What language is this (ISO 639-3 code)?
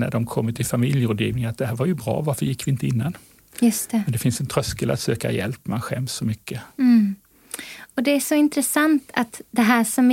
swe